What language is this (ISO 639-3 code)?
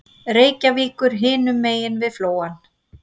isl